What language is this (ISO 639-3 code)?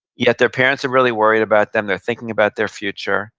eng